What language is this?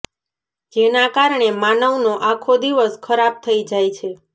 Gujarati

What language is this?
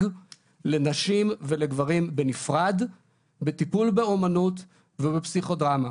Hebrew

